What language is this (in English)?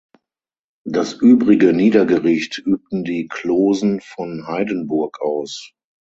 German